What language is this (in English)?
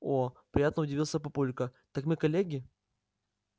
Russian